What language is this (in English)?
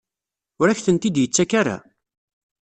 Kabyle